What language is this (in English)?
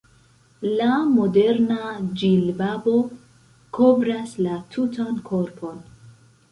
Esperanto